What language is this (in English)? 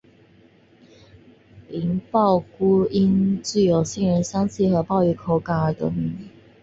Chinese